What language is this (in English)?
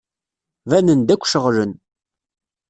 Kabyle